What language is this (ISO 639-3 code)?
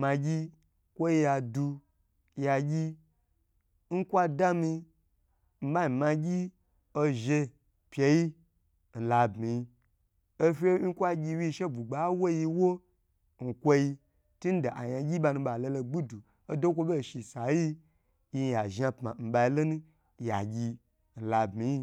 gbr